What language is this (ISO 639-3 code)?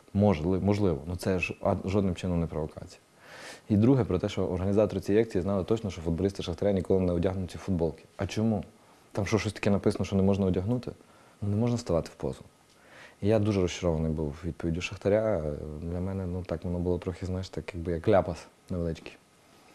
ukr